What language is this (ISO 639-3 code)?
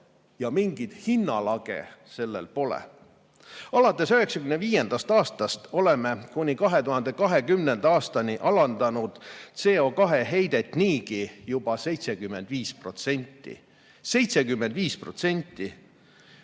est